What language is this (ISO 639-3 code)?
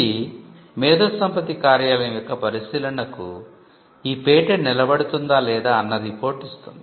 tel